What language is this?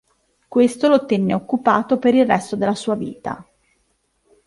Italian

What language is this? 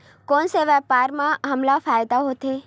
Chhattisgarhi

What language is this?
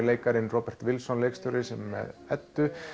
Icelandic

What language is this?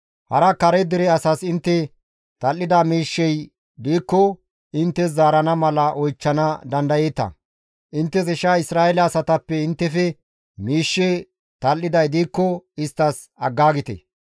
Gamo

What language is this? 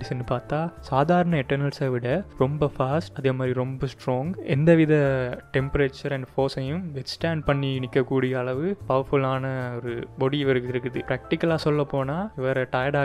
Tamil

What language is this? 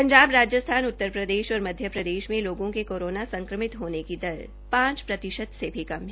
Hindi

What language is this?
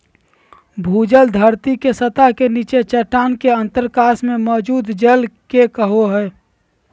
Magahi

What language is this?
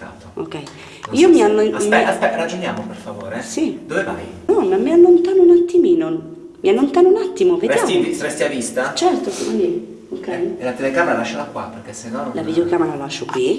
Italian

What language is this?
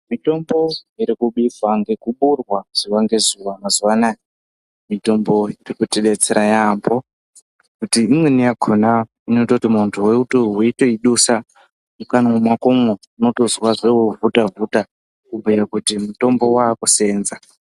Ndau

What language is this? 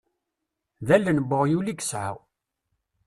Kabyle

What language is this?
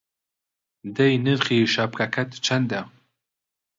Central Kurdish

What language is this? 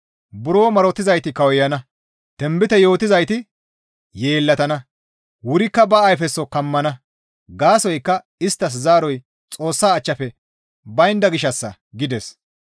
Gamo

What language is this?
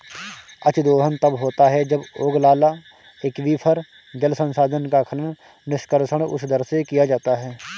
Hindi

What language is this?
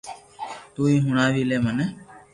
Loarki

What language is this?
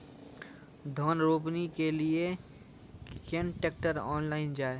Maithili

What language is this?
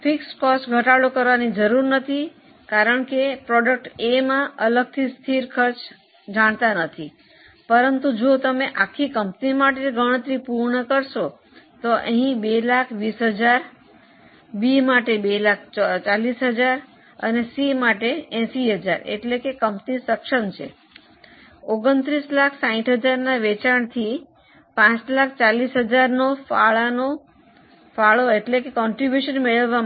Gujarati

